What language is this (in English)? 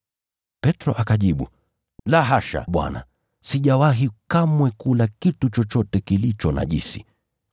Swahili